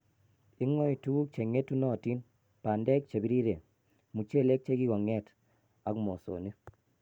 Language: Kalenjin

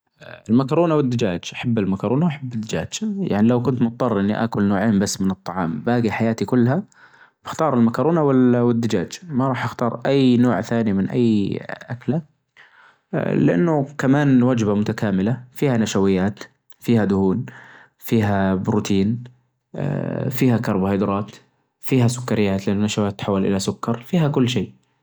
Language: Najdi Arabic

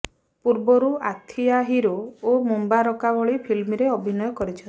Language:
Odia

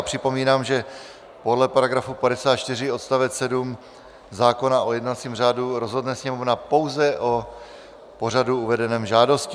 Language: Czech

